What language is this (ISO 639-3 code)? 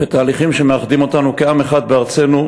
heb